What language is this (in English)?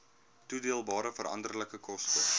Afrikaans